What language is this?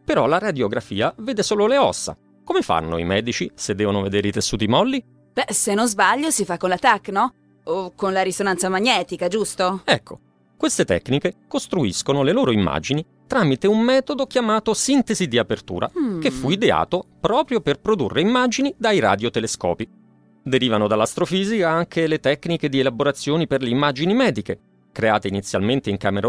Italian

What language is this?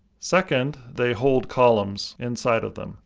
English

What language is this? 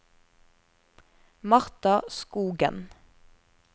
Norwegian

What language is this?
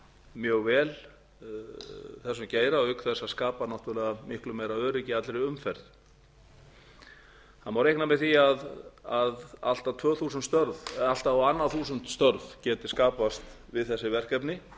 Icelandic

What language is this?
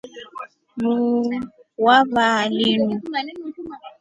Rombo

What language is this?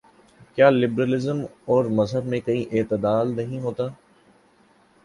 Urdu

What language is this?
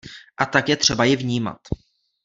Czech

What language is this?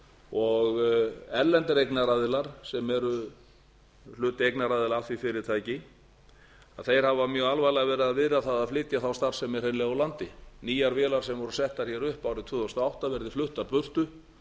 Icelandic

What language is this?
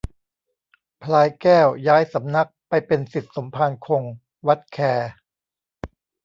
Thai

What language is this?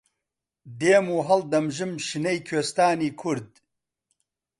Central Kurdish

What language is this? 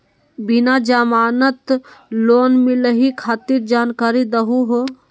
Magahi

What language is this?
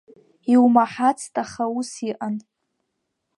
Abkhazian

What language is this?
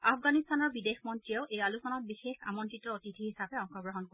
Assamese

